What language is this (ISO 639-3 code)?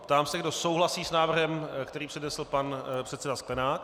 ces